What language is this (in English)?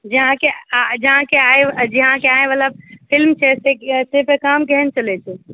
Maithili